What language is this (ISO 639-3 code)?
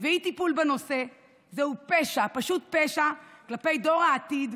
heb